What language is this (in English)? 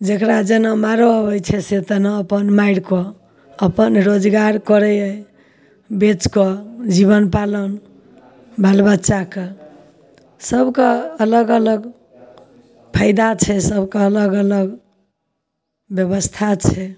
Maithili